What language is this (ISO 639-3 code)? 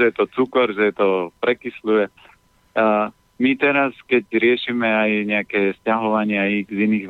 slk